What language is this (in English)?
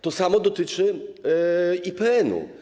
Polish